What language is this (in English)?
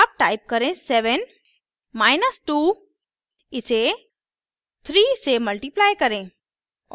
Hindi